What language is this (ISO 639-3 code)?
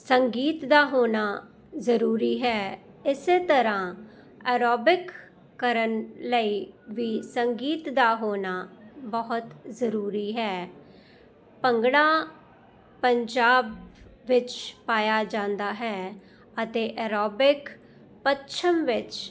pan